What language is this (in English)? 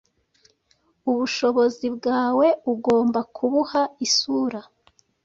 Kinyarwanda